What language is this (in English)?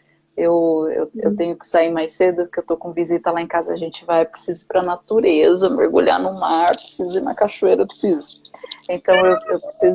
Portuguese